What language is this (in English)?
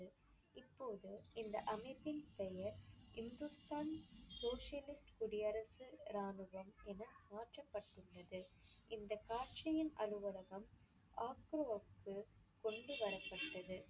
Tamil